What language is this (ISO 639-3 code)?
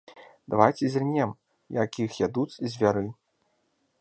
bel